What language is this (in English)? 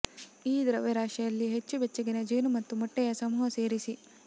Kannada